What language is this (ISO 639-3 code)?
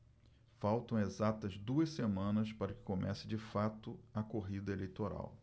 por